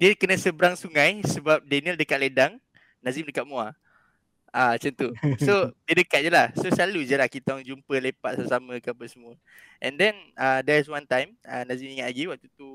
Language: Malay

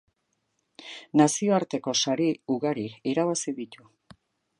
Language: Basque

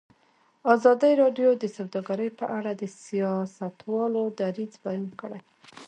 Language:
Pashto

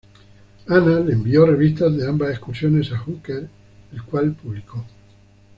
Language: Spanish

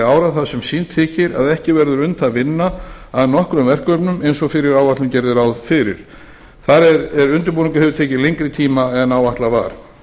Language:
Icelandic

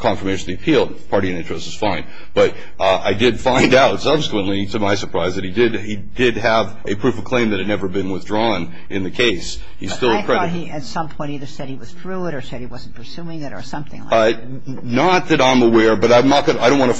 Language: English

